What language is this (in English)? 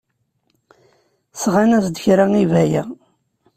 Kabyle